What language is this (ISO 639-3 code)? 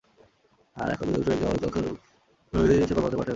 ben